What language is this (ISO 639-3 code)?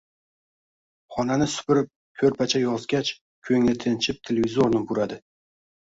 uzb